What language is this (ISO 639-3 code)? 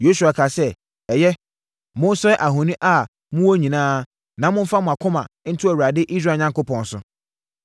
aka